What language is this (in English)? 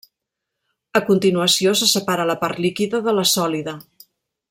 Catalan